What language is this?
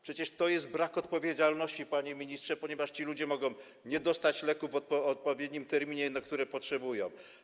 Polish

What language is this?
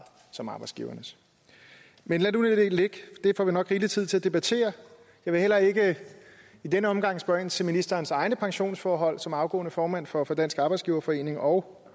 Danish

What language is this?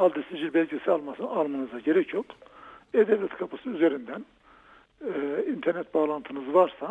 Turkish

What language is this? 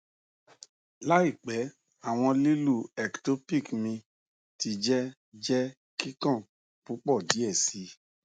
Yoruba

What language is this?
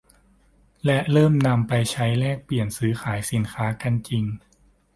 Thai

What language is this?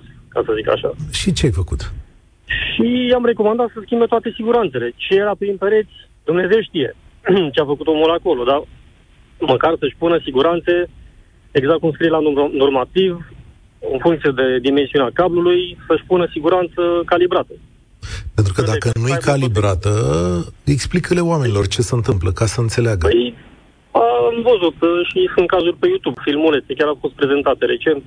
Romanian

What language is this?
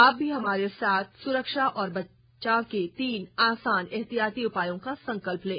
Hindi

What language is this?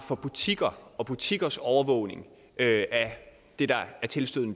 Danish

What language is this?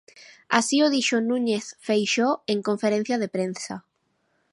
Galician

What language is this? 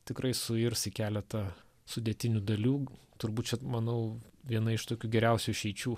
Lithuanian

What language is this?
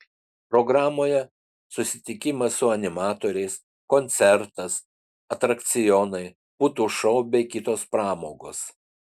Lithuanian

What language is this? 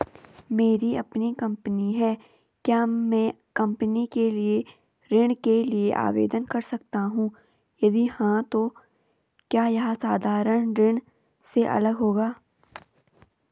Hindi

